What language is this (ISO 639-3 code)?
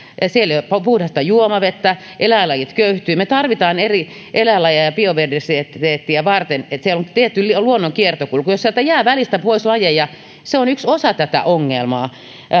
fin